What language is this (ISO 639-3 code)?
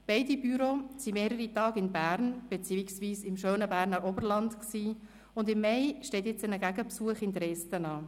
gsw